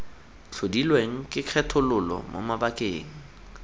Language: Tswana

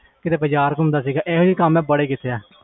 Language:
Punjabi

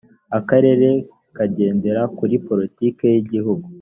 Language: Kinyarwanda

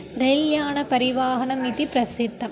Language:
Sanskrit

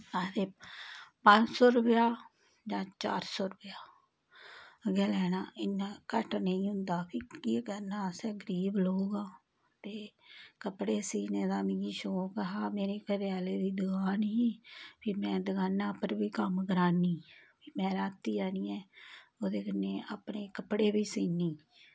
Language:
Dogri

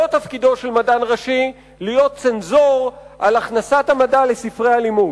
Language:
Hebrew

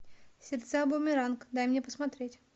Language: Russian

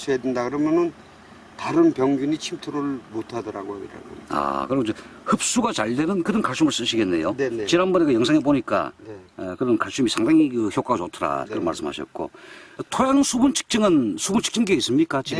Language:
Korean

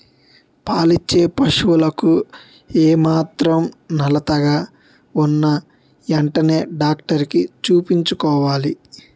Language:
Telugu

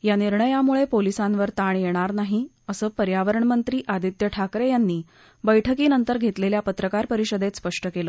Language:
Marathi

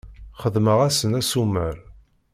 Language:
Kabyle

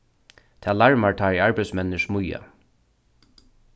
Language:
Faroese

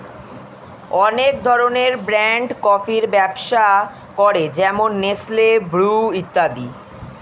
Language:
Bangla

